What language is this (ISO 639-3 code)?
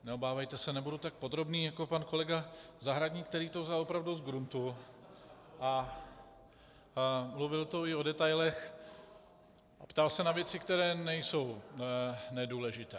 ces